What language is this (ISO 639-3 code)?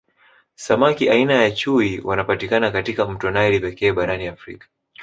swa